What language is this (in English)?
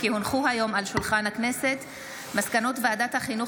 Hebrew